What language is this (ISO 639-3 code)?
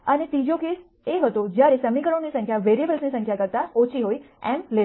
guj